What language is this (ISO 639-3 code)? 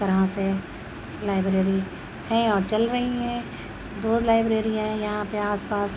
urd